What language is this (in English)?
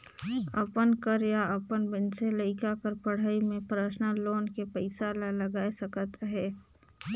Chhattisgarhi